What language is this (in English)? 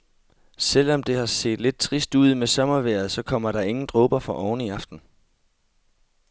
Danish